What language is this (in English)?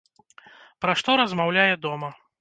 Belarusian